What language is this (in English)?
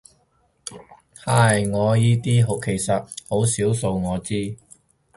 Cantonese